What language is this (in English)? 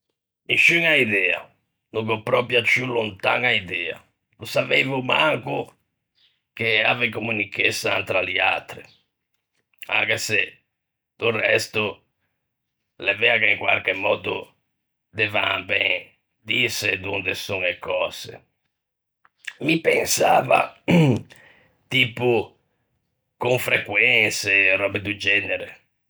Ligurian